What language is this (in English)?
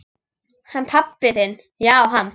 Icelandic